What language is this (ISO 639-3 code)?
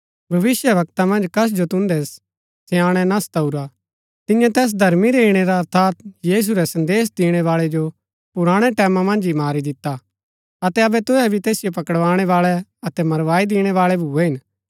gbk